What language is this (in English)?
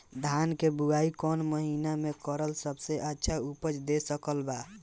Bhojpuri